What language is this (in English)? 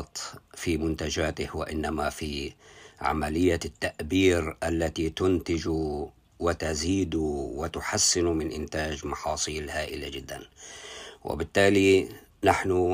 Arabic